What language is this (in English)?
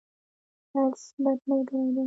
Pashto